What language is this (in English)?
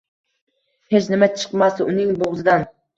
Uzbek